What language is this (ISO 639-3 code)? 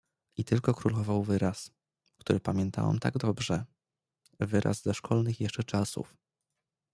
pol